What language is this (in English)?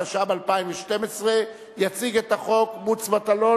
Hebrew